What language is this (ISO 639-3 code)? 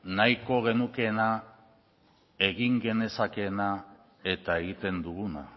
eus